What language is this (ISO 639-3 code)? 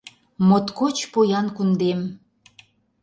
chm